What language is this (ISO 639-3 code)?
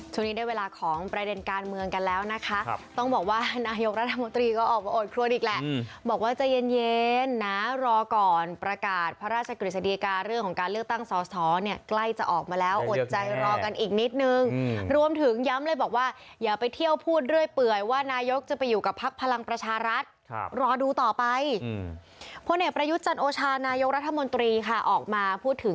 tha